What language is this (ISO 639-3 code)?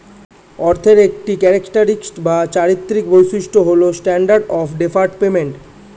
ben